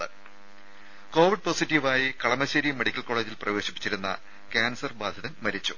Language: Malayalam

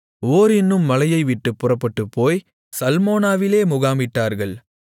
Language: Tamil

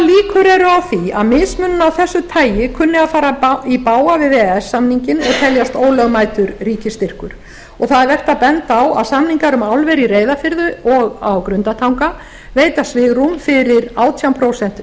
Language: Icelandic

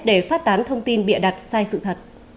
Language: Vietnamese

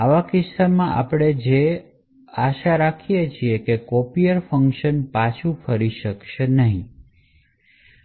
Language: Gujarati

